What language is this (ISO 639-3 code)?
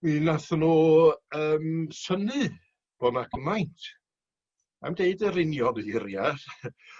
cym